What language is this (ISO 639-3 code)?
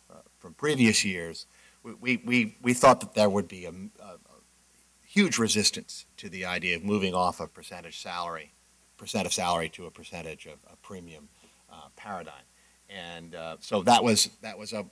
eng